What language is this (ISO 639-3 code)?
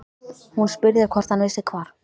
isl